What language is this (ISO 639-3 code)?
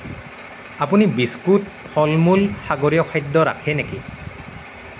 asm